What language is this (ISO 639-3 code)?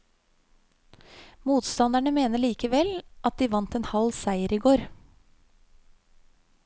nor